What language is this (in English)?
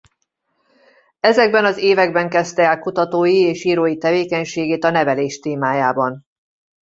Hungarian